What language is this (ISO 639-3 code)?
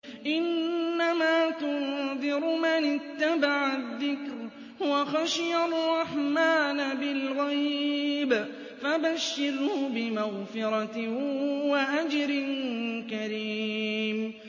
ara